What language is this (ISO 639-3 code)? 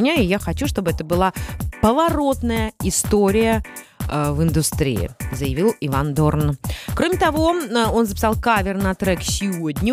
rus